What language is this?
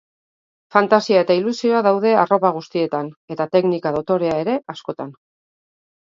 Basque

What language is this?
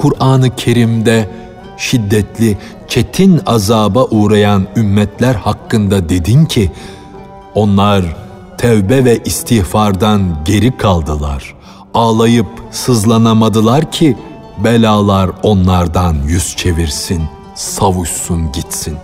Turkish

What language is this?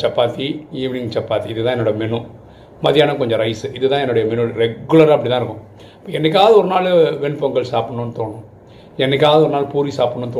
Tamil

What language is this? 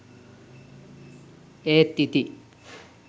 Sinhala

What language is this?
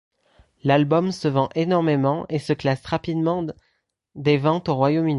French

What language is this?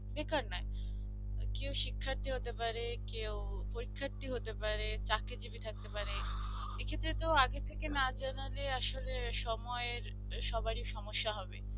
Bangla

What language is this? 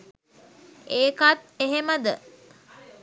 Sinhala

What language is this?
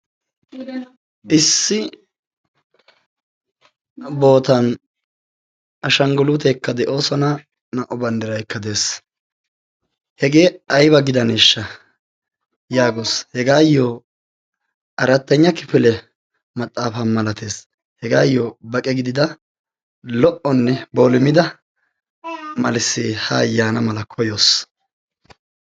Wolaytta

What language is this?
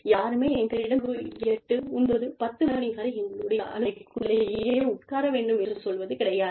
Tamil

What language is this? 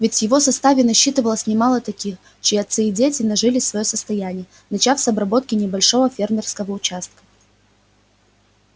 Russian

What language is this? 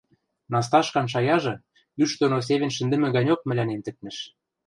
Western Mari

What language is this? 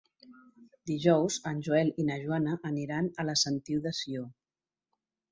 Catalan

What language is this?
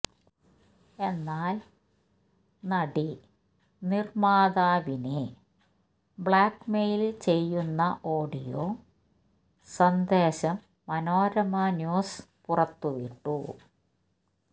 Malayalam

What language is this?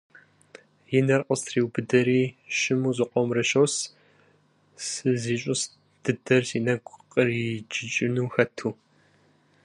Kabardian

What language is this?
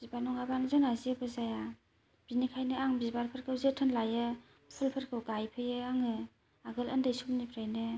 Bodo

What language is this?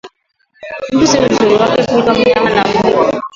Swahili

